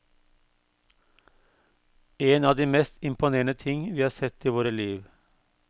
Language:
Norwegian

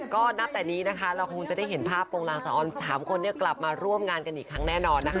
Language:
Thai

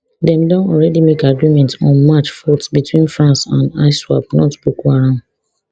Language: Nigerian Pidgin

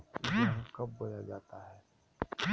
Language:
Magahi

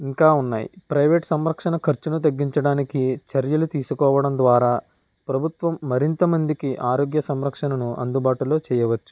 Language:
Telugu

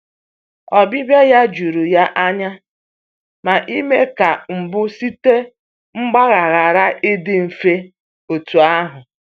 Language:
Igbo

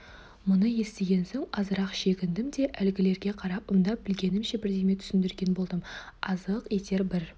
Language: Kazakh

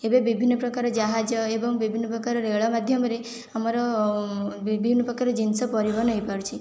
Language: Odia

